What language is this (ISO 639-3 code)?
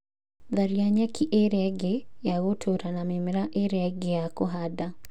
kik